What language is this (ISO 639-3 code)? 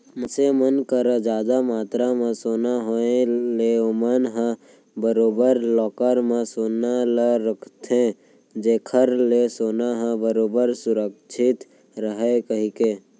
hne